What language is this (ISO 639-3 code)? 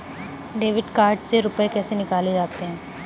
hin